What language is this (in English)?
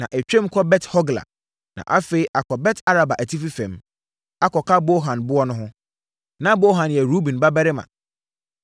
Akan